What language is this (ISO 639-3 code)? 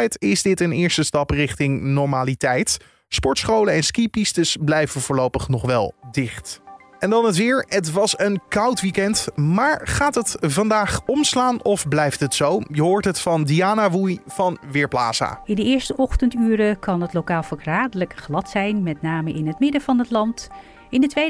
nld